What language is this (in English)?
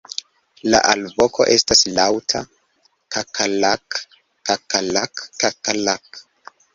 Esperanto